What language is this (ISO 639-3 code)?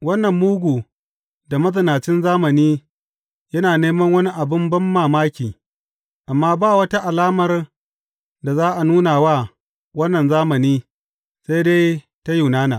hau